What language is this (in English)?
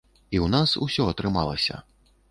Belarusian